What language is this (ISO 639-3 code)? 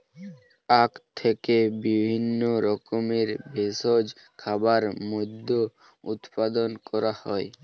ben